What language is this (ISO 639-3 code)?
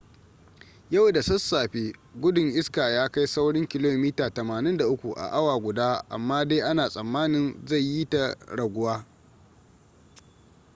hau